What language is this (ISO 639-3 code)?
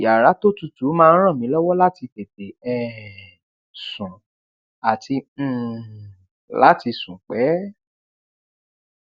yor